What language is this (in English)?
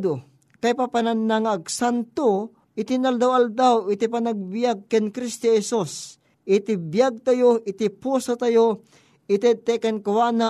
Filipino